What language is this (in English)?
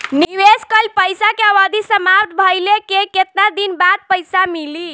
Bhojpuri